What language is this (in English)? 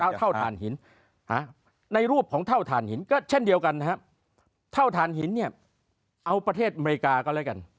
Thai